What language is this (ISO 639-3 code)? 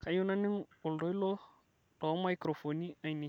mas